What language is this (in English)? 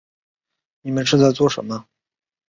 Chinese